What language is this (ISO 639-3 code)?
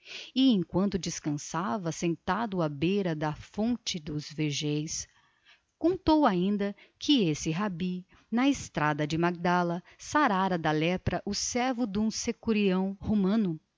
por